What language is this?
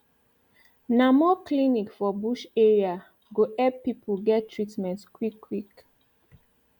Nigerian Pidgin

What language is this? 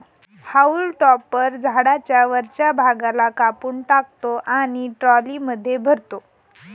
Marathi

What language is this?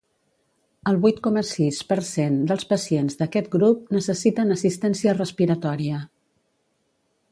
Catalan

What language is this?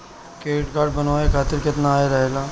Bhojpuri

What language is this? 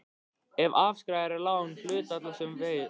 Icelandic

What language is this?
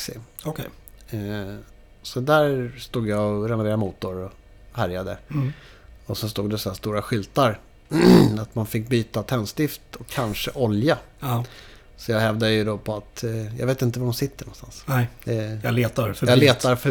Swedish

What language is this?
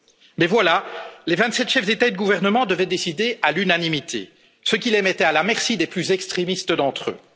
French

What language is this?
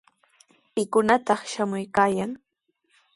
Sihuas Ancash Quechua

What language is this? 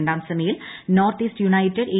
Malayalam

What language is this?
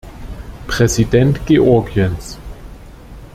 German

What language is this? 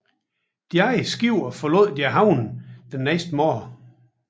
Danish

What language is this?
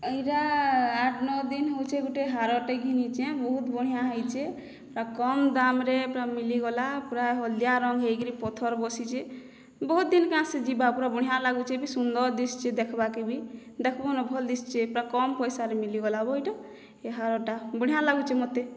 Odia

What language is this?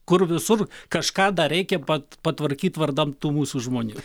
Lithuanian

